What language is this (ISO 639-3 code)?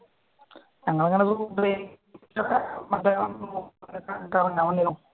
mal